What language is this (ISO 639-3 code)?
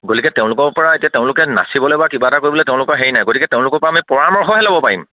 asm